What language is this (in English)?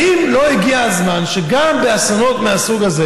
Hebrew